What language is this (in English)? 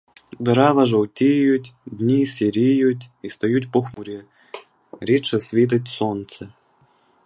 Ukrainian